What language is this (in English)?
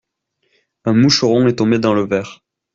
French